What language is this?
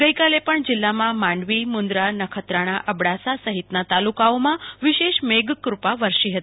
Gujarati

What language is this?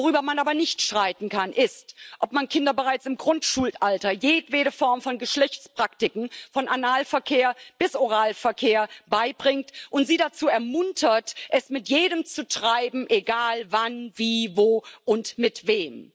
German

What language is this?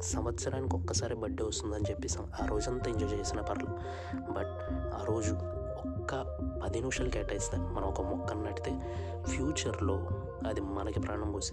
Telugu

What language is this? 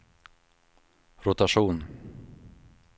Swedish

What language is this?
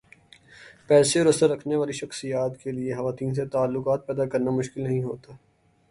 Urdu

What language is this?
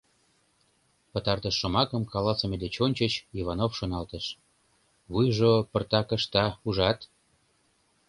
Mari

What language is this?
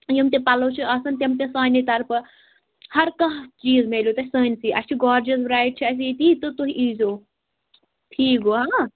Kashmiri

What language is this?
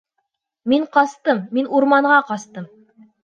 Bashkir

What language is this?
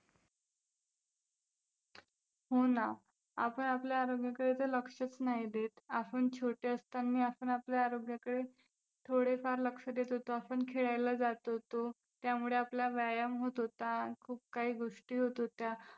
Marathi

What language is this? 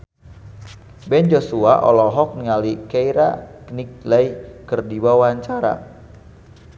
Sundanese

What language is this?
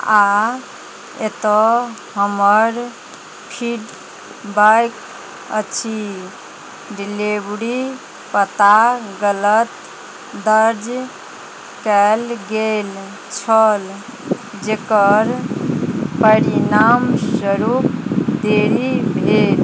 Maithili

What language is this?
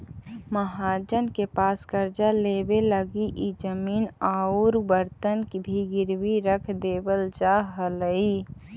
Magahi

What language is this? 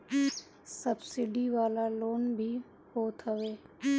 Bhojpuri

